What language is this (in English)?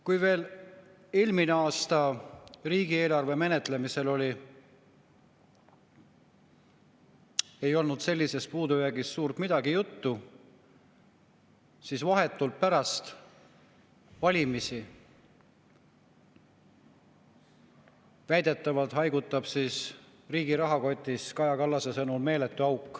Estonian